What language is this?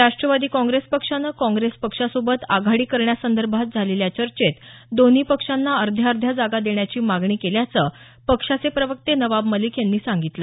Marathi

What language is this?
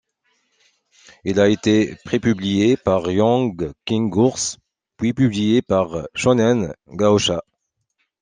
French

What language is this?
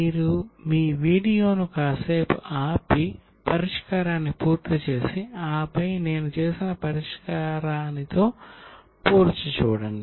Telugu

